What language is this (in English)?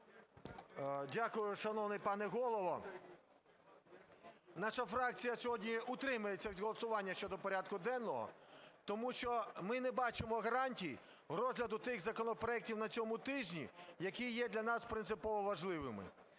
Ukrainian